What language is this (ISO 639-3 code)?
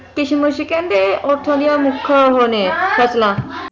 pan